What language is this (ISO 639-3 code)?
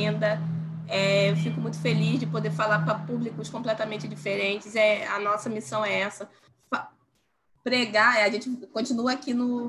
por